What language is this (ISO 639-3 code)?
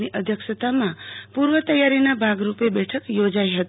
guj